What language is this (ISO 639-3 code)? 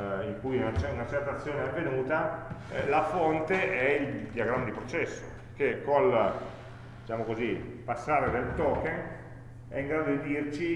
ita